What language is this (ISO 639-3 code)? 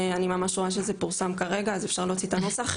heb